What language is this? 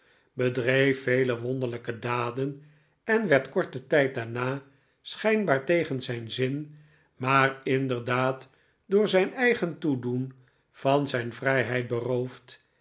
Dutch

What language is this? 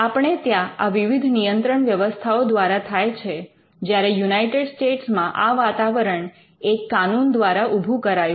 Gujarati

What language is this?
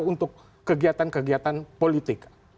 Indonesian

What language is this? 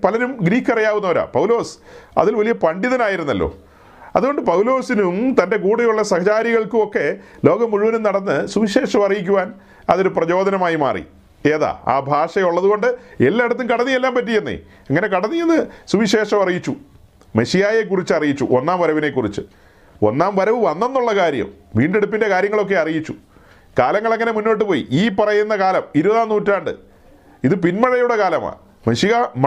Malayalam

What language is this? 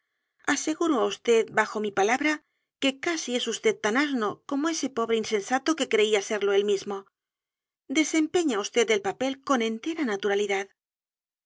Spanish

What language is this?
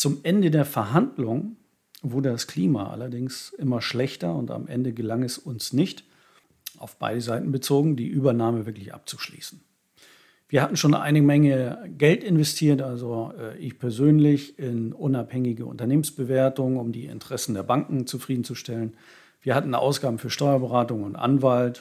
German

